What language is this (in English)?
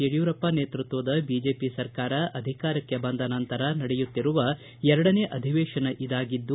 Kannada